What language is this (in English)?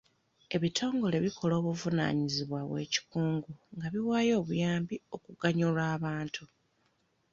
Ganda